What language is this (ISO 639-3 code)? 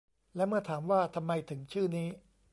tha